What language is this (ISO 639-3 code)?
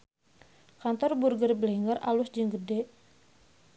sun